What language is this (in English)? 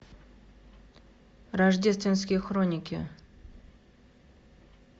Russian